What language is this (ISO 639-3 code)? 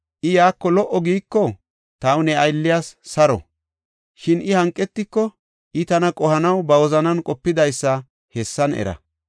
gof